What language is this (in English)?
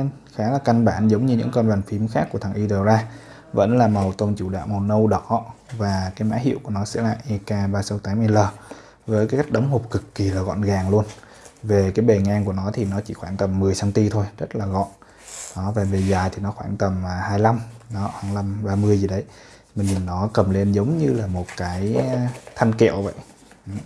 Vietnamese